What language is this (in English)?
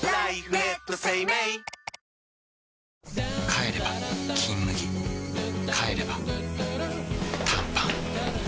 Japanese